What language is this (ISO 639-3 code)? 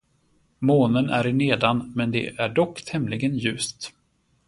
swe